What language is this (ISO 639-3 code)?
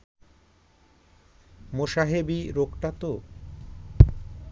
ben